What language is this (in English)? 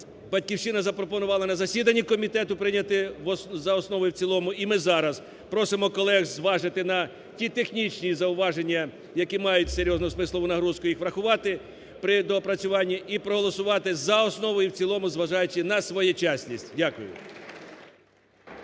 Ukrainian